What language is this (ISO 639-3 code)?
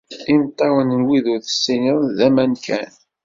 kab